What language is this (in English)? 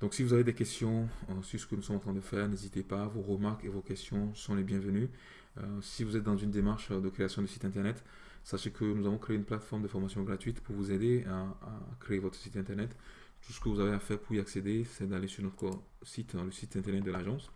French